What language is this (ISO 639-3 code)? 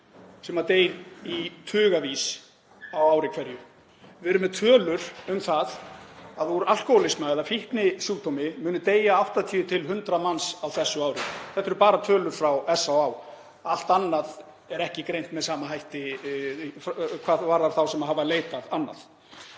isl